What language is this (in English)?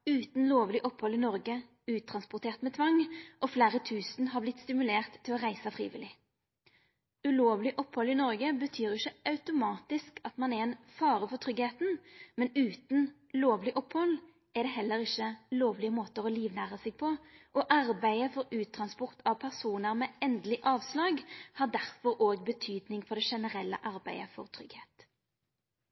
Norwegian Nynorsk